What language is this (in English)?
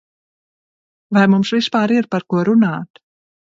Latvian